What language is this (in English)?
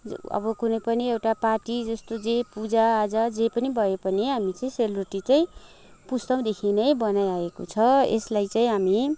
Nepali